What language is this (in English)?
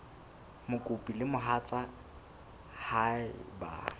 Southern Sotho